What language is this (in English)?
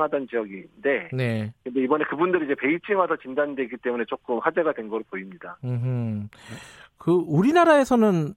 Korean